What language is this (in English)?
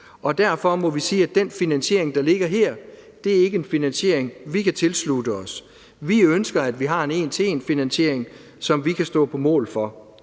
Danish